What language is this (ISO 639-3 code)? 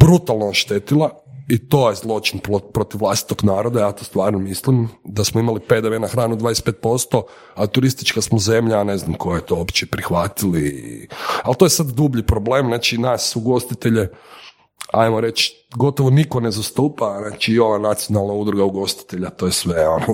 hrv